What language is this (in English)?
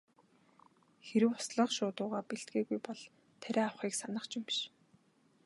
Mongolian